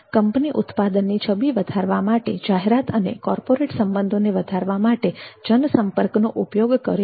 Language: Gujarati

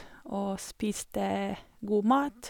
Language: Norwegian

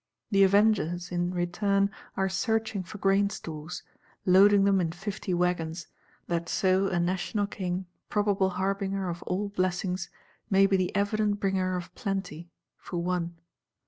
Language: English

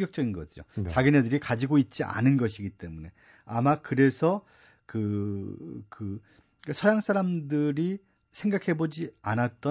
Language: Korean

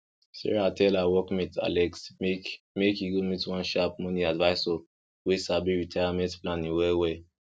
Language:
Nigerian Pidgin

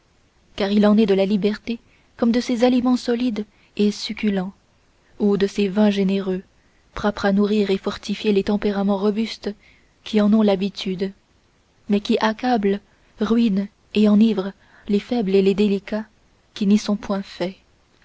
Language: French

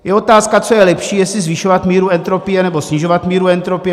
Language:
Czech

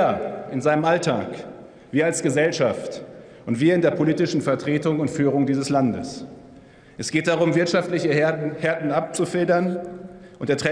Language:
German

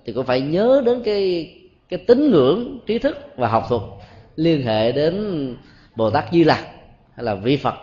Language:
Vietnamese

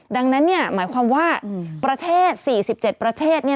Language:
Thai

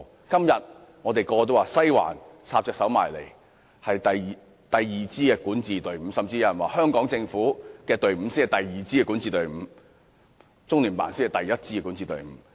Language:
Cantonese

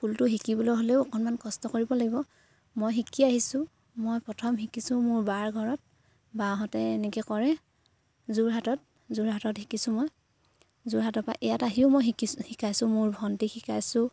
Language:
Assamese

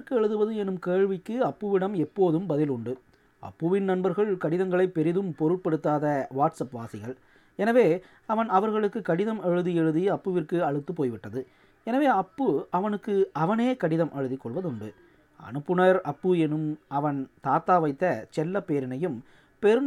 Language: Tamil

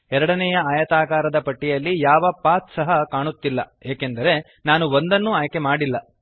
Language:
Kannada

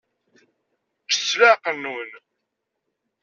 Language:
Kabyle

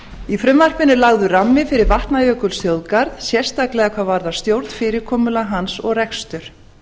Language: Icelandic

